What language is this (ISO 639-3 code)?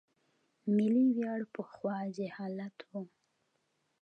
pus